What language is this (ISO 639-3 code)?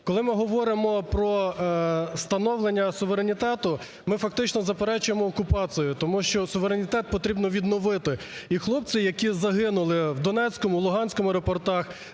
ukr